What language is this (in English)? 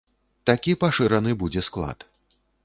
Belarusian